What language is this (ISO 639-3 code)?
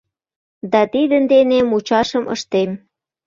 chm